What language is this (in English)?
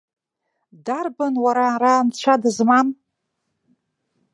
Abkhazian